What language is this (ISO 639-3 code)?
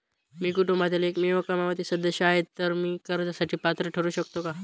mar